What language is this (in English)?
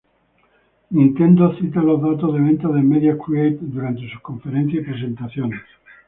Spanish